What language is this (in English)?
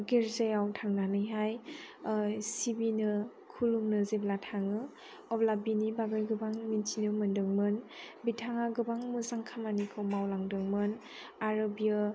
Bodo